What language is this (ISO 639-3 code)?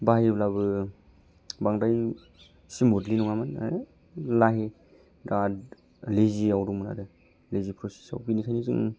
brx